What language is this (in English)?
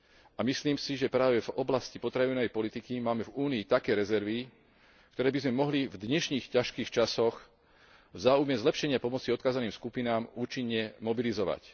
Slovak